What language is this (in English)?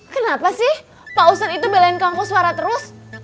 Indonesian